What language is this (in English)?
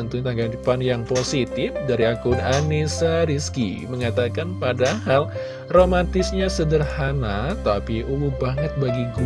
Indonesian